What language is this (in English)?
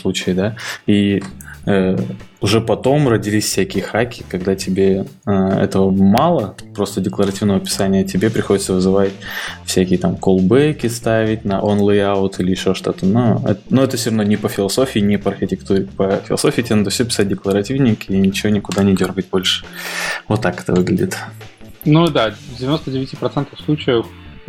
Russian